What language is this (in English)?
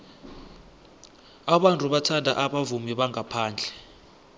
South Ndebele